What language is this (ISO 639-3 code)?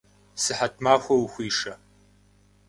kbd